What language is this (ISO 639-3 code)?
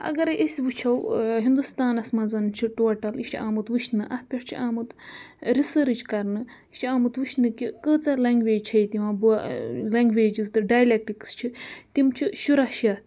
kas